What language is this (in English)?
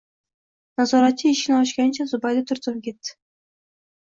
Uzbek